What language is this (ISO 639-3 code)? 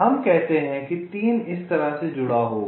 hin